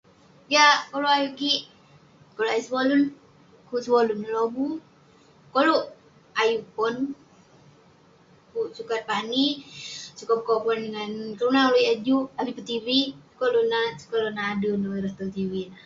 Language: Western Penan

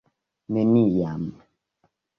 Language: Esperanto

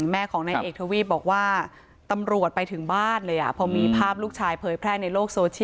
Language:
Thai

